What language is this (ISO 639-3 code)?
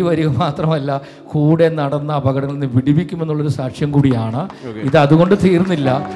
mal